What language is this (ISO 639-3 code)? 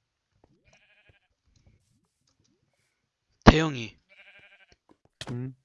kor